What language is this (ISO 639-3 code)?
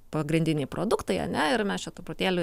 lit